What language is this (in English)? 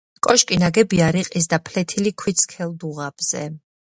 Georgian